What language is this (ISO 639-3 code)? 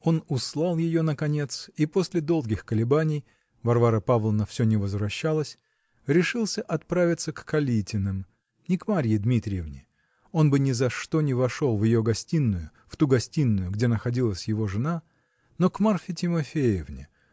rus